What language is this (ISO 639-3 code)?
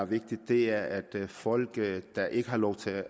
dan